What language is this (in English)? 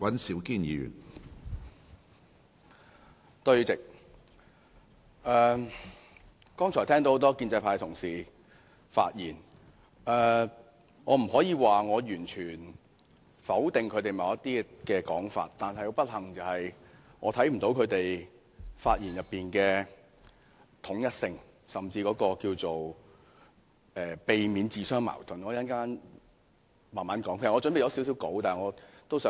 Cantonese